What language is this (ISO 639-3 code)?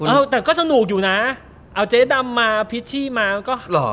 tha